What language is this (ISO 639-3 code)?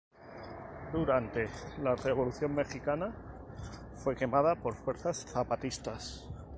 spa